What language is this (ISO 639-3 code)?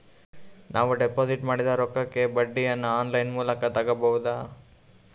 kan